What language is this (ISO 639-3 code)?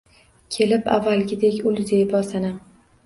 uzb